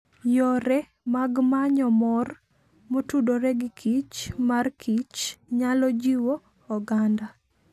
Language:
Luo (Kenya and Tanzania)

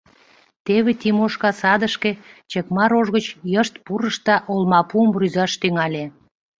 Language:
Mari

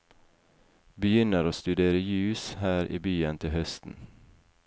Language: Norwegian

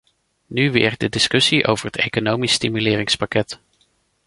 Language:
Dutch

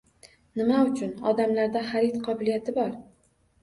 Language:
Uzbek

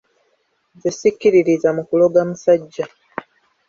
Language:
Ganda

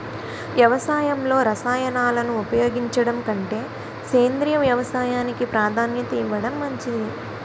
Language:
Telugu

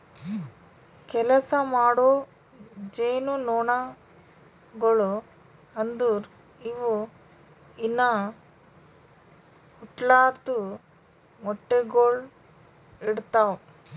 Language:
Kannada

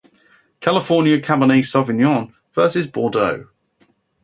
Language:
English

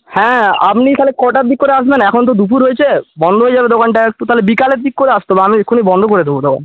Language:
Bangla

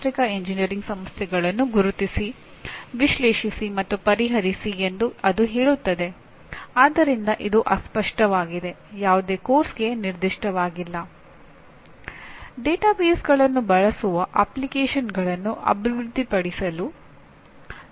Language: Kannada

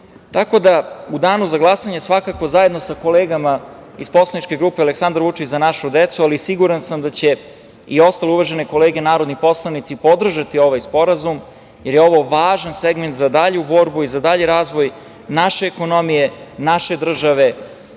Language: Serbian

